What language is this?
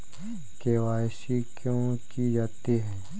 Hindi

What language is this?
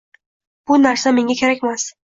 Uzbek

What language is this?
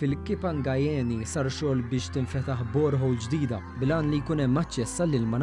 Arabic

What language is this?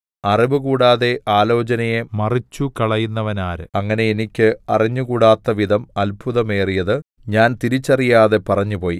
Malayalam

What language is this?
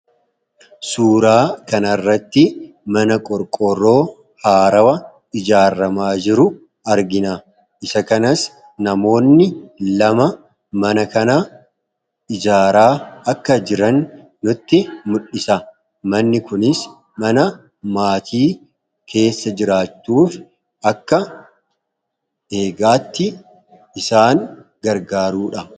Oromo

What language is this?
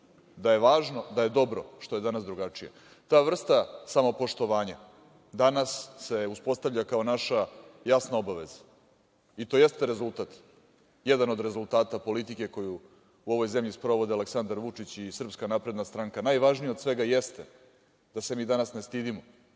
Serbian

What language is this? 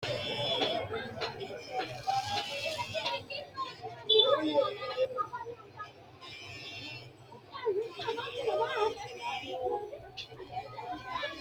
Sidamo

